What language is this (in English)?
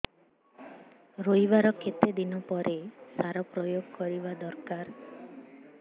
Odia